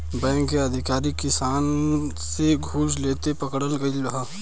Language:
Bhojpuri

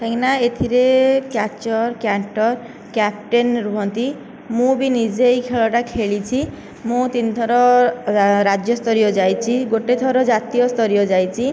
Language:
Odia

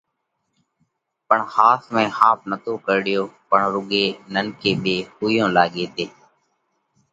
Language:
Parkari Koli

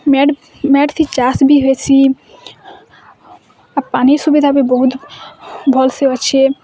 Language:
Odia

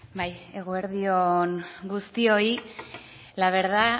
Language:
Basque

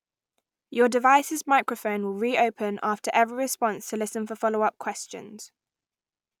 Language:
English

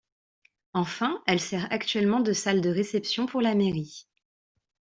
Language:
French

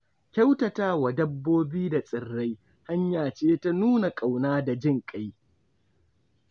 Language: Hausa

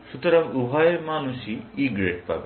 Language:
Bangla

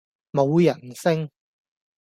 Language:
Cantonese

